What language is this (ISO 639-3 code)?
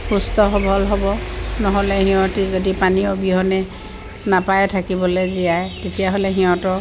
asm